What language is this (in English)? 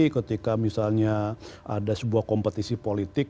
Indonesian